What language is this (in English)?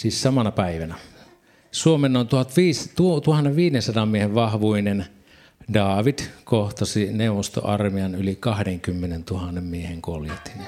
Finnish